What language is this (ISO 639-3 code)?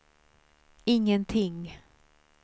swe